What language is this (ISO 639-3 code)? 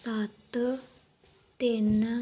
pan